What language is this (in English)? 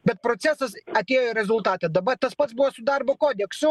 Lithuanian